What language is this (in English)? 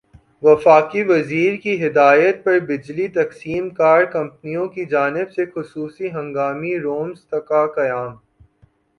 Urdu